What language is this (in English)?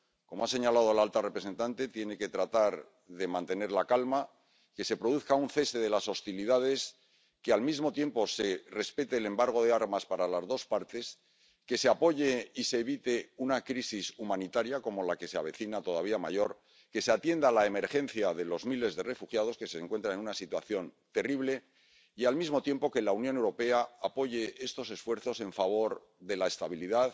Spanish